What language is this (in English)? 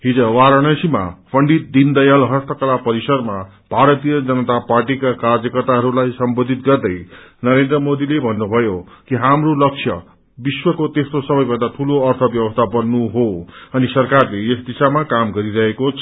Nepali